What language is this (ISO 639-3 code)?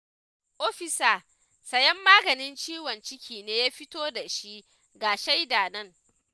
hau